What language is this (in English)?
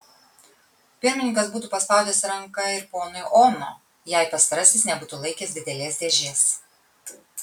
Lithuanian